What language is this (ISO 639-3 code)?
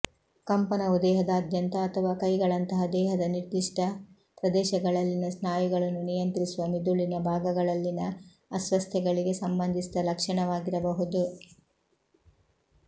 kan